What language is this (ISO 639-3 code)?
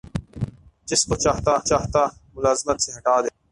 urd